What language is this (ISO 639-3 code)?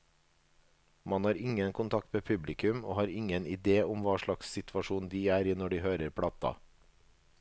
nor